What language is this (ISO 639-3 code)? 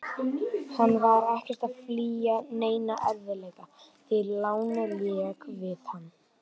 isl